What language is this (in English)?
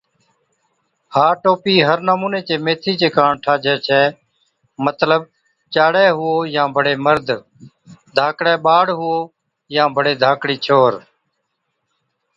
Od